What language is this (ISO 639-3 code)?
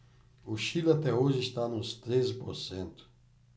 por